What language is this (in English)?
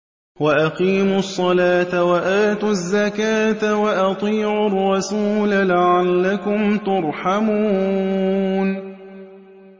Arabic